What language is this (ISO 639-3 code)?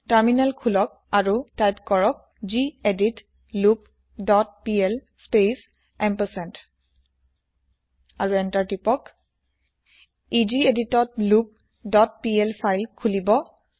asm